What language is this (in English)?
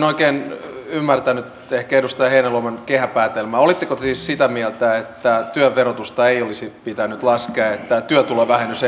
Finnish